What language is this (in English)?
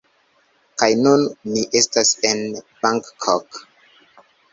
Esperanto